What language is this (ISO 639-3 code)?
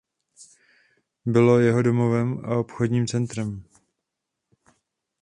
ces